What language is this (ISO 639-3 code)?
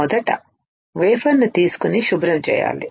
tel